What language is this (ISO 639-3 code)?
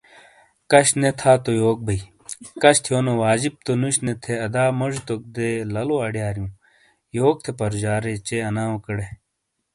scl